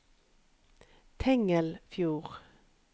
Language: Norwegian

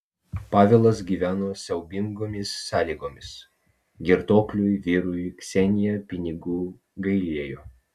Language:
Lithuanian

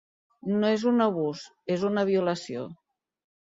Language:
Catalan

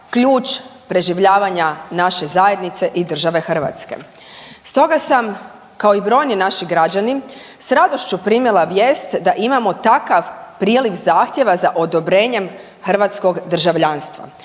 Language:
Croatian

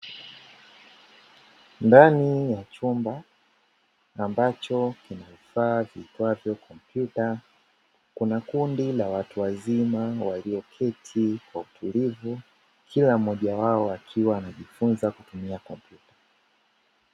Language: Swahili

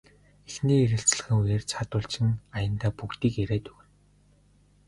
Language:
Mongolian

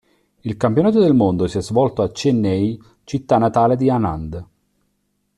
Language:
Italian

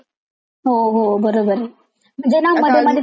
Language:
Marathi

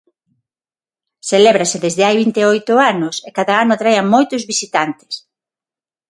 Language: Galician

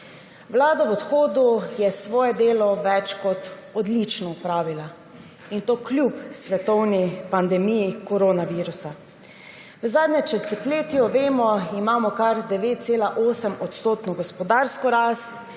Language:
Slovenian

